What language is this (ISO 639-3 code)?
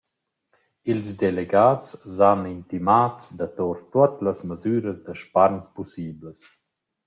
roh